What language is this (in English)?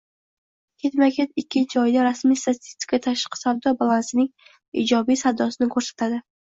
Uzbek